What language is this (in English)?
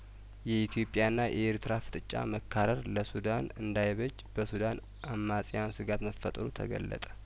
Amharic